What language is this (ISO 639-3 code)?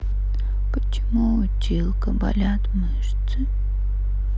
rus